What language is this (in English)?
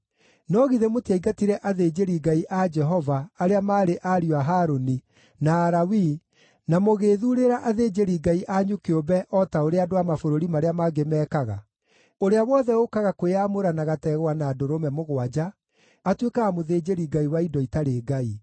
Kikuyu